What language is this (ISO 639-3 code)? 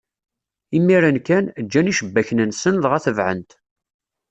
kab